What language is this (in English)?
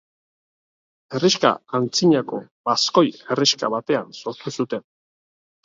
Basque